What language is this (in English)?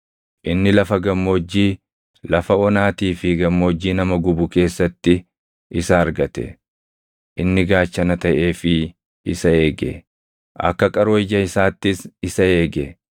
Oromo